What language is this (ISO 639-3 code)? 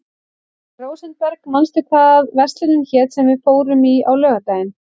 isl